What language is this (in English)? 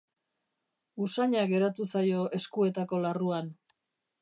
Basque